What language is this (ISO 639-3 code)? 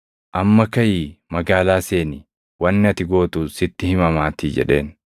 orm